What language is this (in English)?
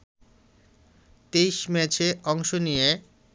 Bangla